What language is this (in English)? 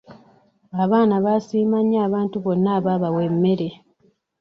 Ganda